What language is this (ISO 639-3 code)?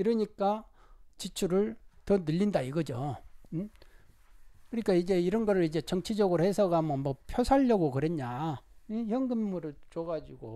kor